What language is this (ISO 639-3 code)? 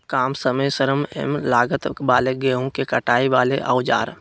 mag